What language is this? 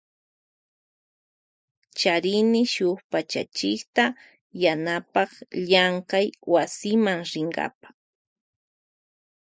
Loja Highland Quichua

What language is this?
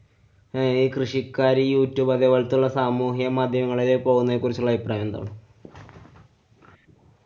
Malayalam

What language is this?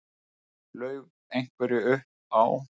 Icelandic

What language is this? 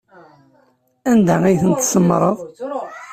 Kabyle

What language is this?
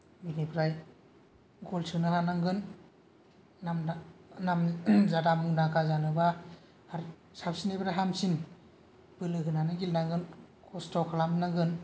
Bodo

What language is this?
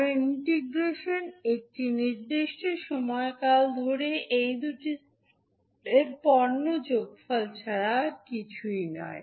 Bangla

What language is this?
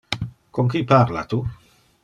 Interlingua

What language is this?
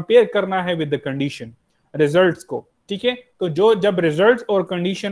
Hindi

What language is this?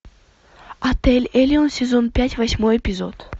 Russian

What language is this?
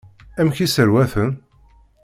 Kabyle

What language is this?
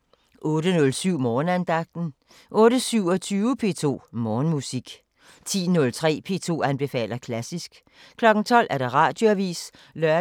Danish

